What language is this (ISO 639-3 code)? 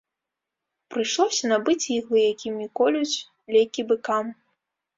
bel